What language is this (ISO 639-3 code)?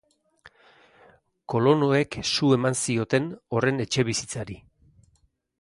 eus